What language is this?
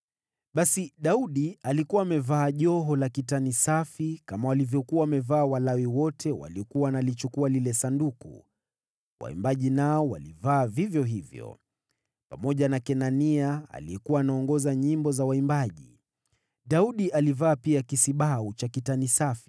Swahili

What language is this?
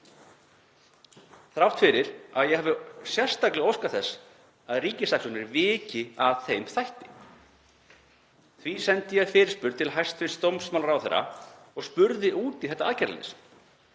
Icelandic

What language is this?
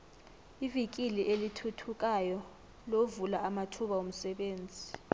South Ndebele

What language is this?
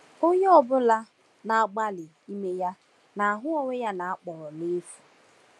Igbo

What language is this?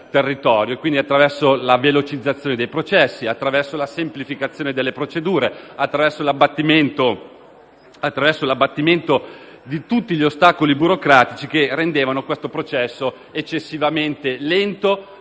Italian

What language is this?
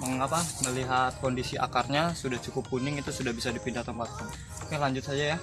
Indonesian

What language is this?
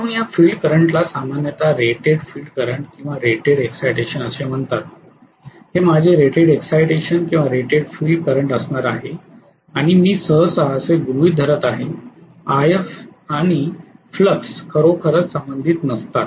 Marathi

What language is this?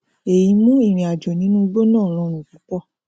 Yoruba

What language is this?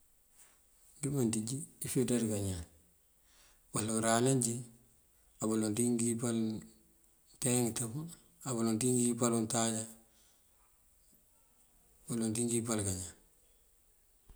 Mandjak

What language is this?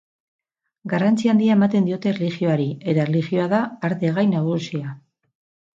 Basque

